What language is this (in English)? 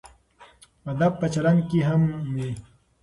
Pashto